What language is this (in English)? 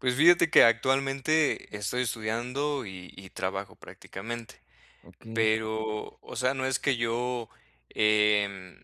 Spanish